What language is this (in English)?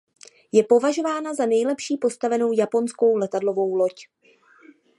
Czech